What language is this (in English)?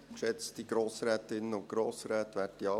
Swiss German